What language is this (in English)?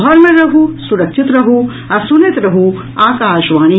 Maithili